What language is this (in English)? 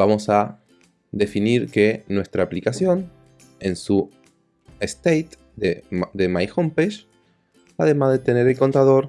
Spanish